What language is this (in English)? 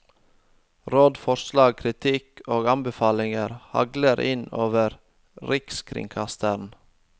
Norwegian